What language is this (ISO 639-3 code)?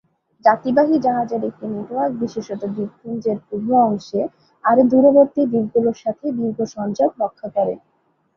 ben